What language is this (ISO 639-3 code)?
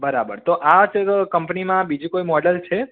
guj